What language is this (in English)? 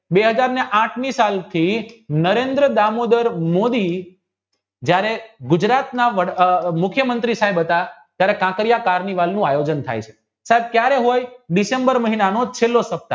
Gujarati